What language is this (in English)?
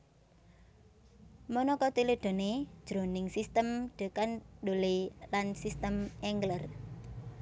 Javanese